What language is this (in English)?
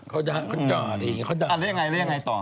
Thai